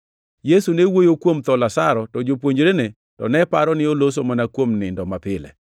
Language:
Luo (Kenya and Tanzania)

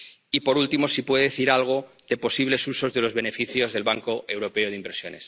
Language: Spanish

